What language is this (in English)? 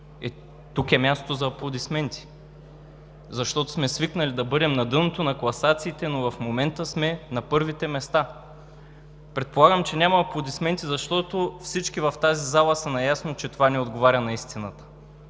Bulgarian